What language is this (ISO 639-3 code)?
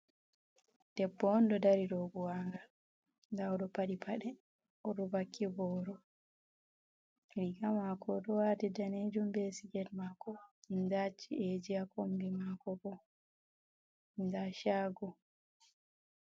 ful